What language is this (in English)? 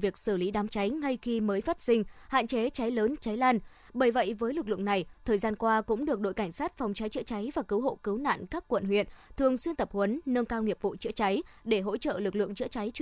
Vietnamese